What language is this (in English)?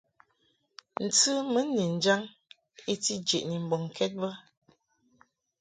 Mungaka